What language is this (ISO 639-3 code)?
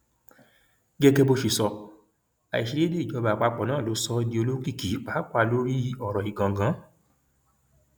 yor